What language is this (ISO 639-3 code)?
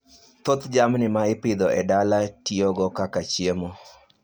luo